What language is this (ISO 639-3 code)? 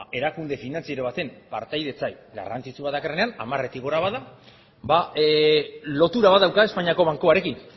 eus